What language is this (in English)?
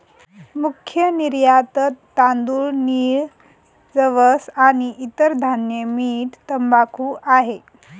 Marathi